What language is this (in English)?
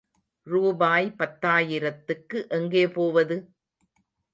Tamil